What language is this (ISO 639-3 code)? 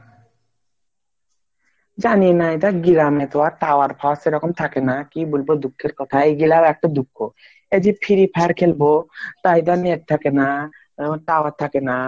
ben